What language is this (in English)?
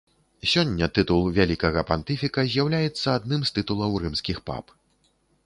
Belarusian